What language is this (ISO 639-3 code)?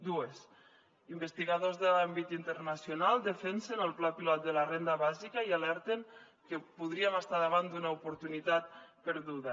cat